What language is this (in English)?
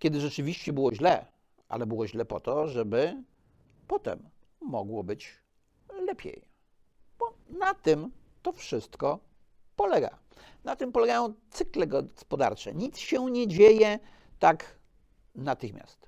Polish